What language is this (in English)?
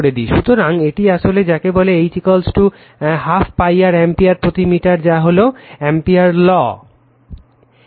Bangla